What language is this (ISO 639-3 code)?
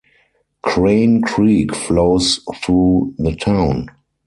eng